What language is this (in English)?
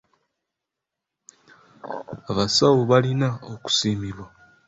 Ganda